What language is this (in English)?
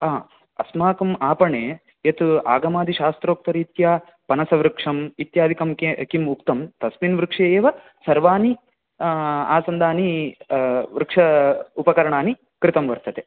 Sanskrit